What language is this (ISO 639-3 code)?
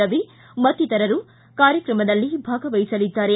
kan